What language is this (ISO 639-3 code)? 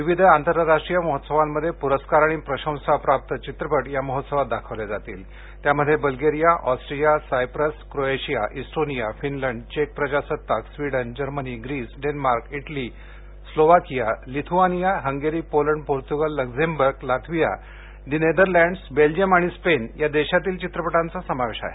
mar